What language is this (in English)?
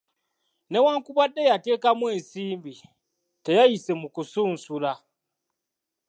Ganda